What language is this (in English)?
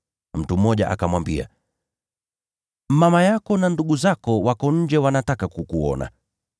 Swahili